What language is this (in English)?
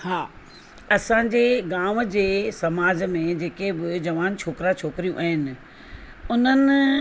Sindhi